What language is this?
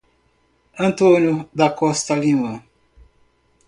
Portuguese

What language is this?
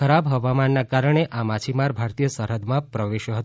Gujarati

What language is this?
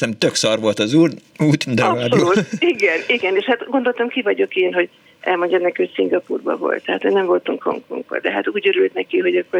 Hungarian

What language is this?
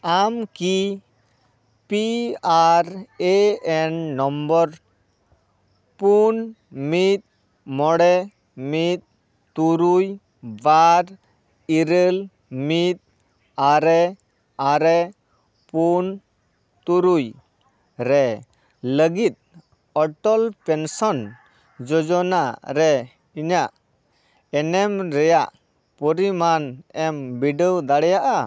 Santali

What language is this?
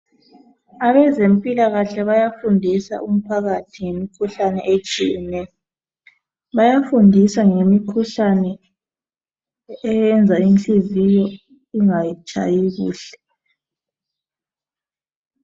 North Ndebele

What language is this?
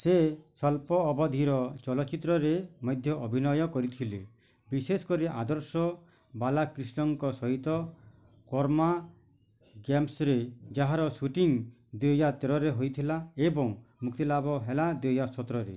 Odia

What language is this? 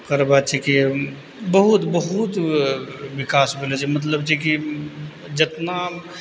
Maithili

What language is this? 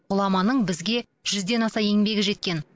Kazakh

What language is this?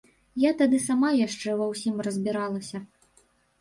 Belarusian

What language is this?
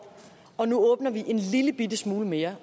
Danish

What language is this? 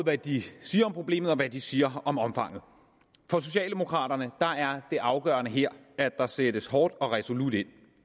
Danish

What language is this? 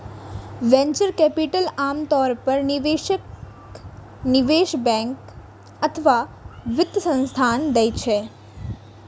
Maithili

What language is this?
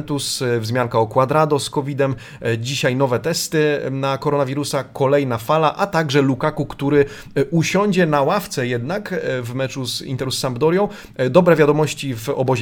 Polish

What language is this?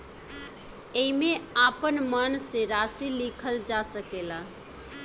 Bhojpuri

